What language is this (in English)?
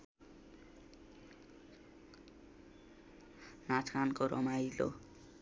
Nepali